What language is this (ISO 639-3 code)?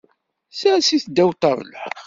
kab